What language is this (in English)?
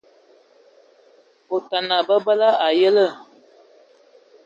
Ewondo